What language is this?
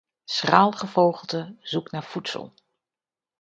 Dutch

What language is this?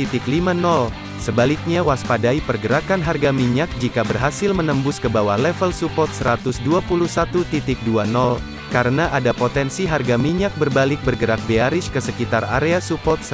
Indonesian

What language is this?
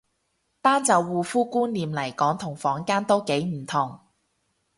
Cantonese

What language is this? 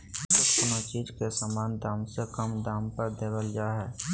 Magahi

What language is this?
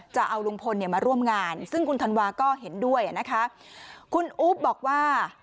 Thai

